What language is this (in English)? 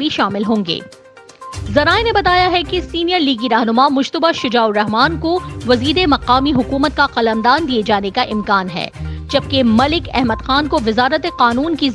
Urdu